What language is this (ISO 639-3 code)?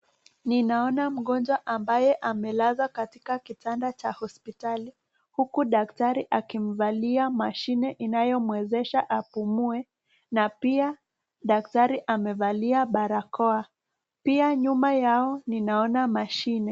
swa